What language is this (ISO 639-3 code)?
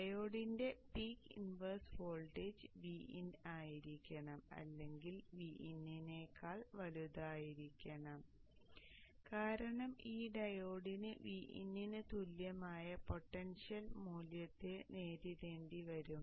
mal